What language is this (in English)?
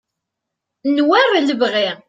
Kabyle